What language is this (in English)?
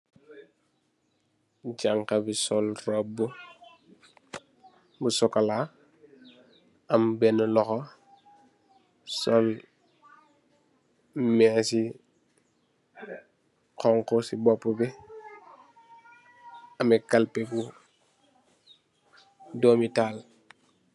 Wolof